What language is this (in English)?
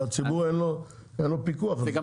Hebrew